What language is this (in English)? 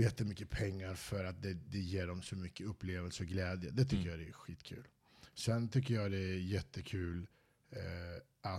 Swedish